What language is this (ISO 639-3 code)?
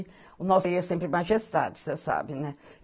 por